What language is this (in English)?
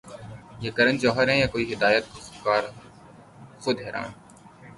Urdu